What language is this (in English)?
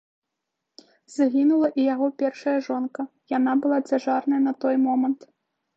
Belarusian